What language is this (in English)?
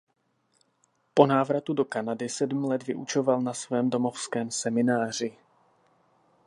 Czech